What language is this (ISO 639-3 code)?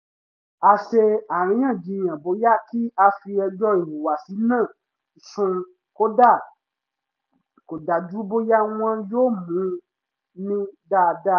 yor